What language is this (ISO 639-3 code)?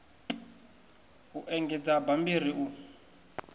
ven